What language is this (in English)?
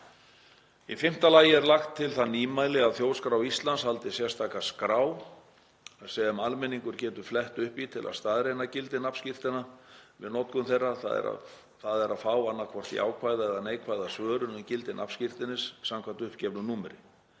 Icelandic